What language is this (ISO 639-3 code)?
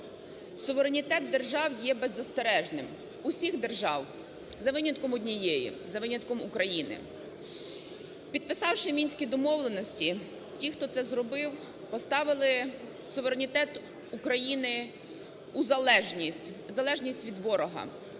ukr